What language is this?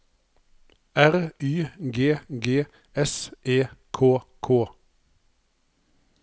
Norwegian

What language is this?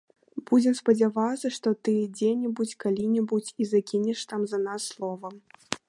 Belarusian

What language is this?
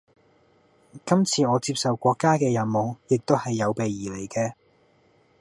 Cantonese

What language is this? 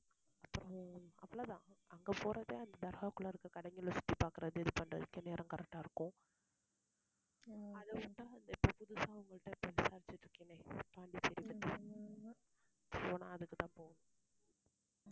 Tamil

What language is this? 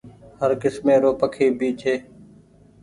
Goaria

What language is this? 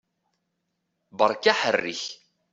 Kabyle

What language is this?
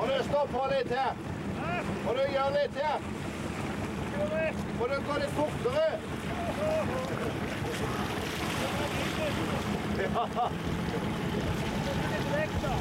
Norwegian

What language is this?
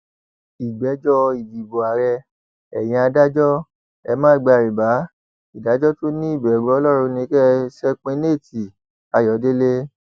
Yoruba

